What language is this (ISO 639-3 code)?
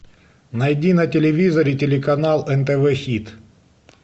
rus